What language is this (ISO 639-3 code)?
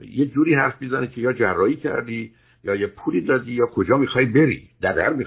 fas